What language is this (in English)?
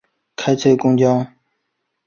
Chinese